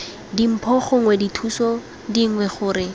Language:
Tswana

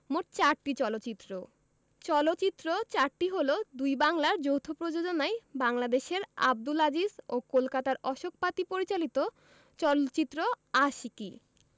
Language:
Bangla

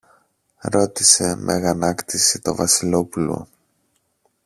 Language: Greek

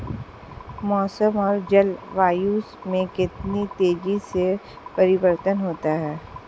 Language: Hindi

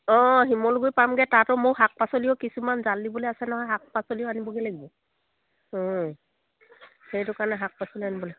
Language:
Assamese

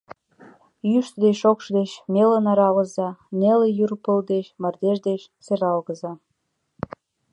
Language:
Mari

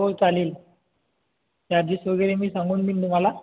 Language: Marathi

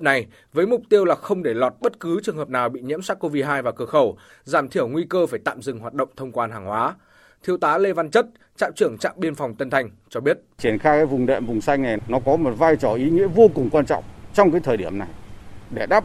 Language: Vietnamese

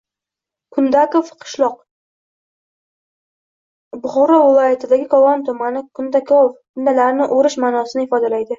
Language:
Uzbek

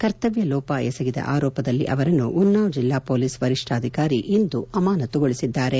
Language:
Kannada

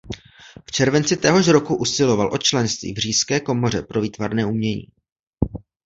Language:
Czech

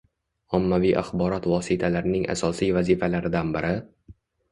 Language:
Uzbek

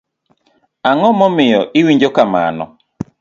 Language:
Luo (Kenya and Tanzania)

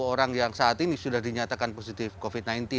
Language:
Indonesian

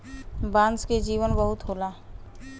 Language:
Bhojpuri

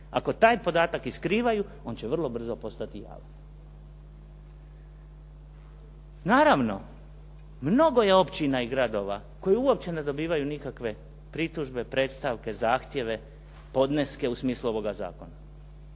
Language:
Croatian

